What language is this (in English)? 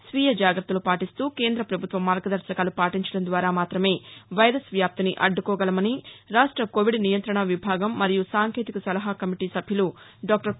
Telugu